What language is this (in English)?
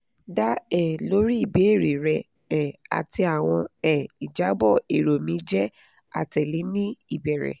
Yoruba